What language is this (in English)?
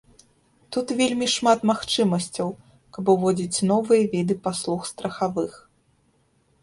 Belarusian